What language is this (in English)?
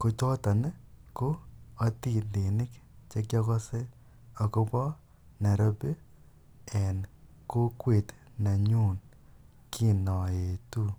Kalenjin